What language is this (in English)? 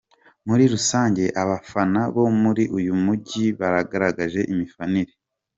Kinyarwanda